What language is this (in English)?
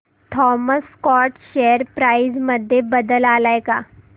Marathi